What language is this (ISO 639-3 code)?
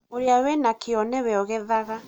kik